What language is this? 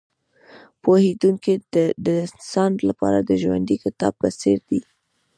Pashto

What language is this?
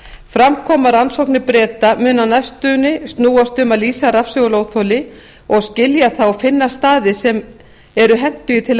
Icelandic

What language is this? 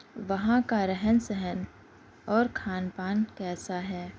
Urdu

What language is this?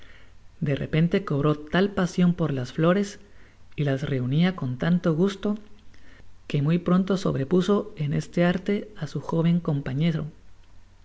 Spanish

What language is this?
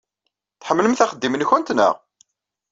Kabyle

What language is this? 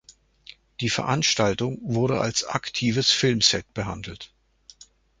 German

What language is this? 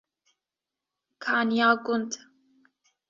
Kurdish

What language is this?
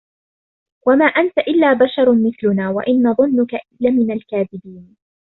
Arabic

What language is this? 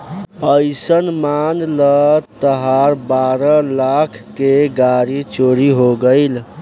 Bhojpuri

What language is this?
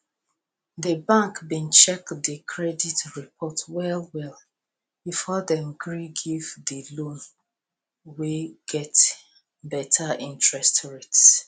Nigerian Pidgin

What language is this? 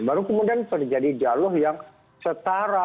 Indonesian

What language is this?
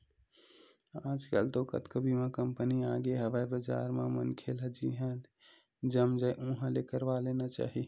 Chhattisgarhi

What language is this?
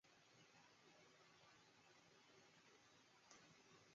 Chinese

